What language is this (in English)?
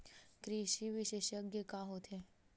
Chhattisgarhi